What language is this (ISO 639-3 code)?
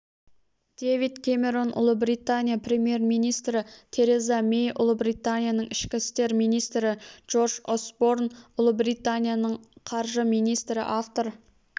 kaz